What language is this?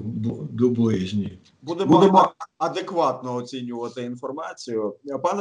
Ukrainian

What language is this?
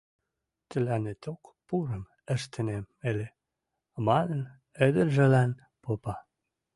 Western Mari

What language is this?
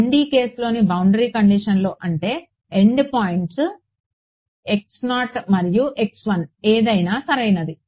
Telugu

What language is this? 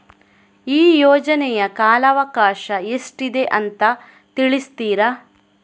Kannada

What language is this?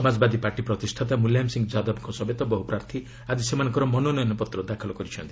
Odia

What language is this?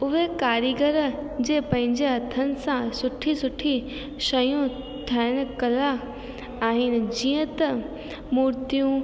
Sindhi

